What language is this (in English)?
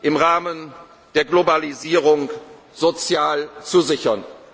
German